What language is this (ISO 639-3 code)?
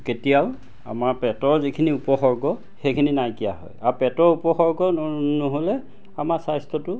asm